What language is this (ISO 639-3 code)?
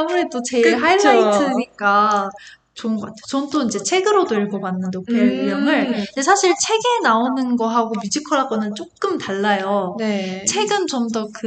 kor